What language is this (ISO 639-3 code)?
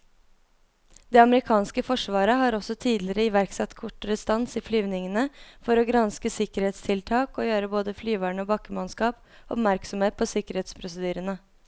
nor